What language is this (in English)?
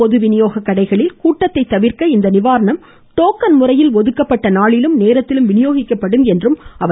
Tamil